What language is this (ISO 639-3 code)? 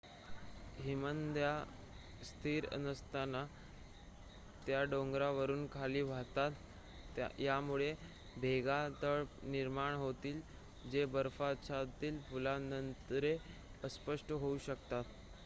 mar